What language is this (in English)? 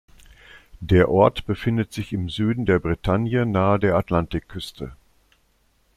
German